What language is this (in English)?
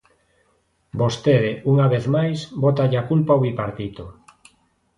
Galician